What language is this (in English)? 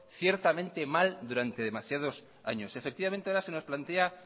Spanish